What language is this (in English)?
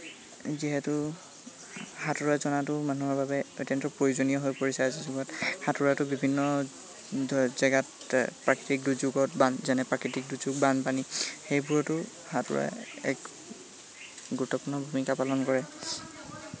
Assamese